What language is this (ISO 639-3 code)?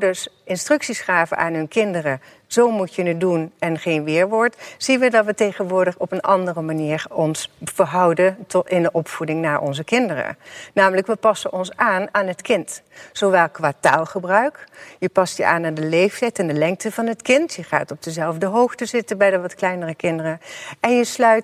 nld